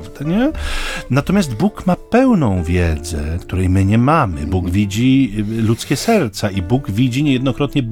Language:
Polish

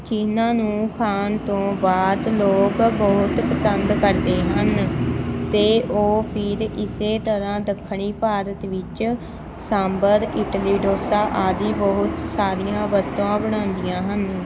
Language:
Punjabi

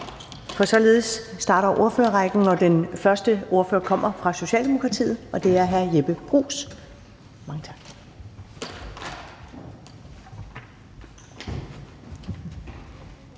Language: Danish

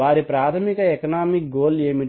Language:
Telugu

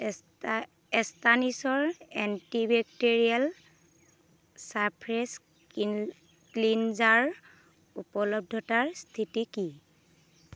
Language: Assamese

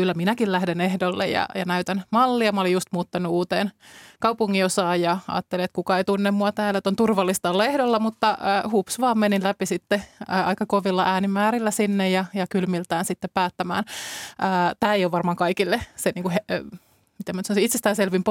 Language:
Finnish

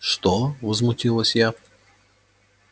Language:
Russian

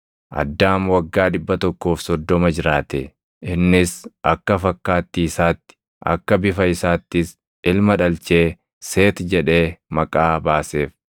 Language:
Oromo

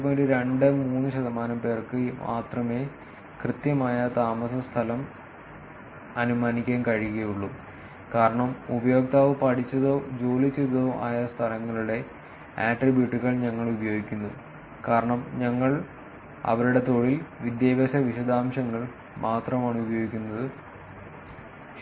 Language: Malayalam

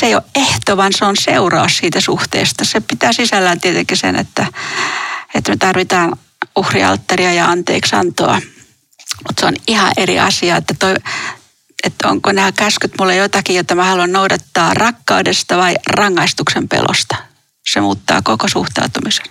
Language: Finnish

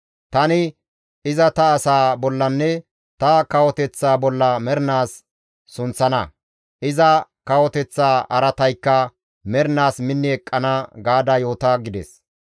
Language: Gamo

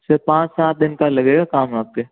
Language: Hindi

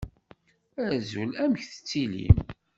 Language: Kabyle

